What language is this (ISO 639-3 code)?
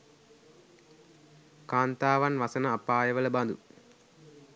sin